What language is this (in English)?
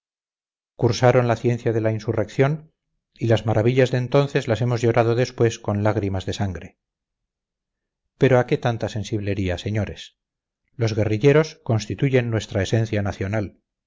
Spanish